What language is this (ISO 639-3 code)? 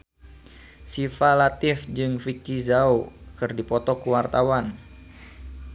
sun